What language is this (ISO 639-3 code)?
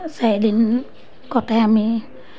asm